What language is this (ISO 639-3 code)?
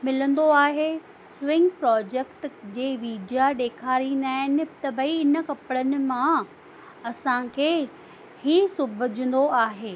snd